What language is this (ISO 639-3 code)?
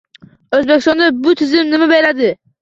uzb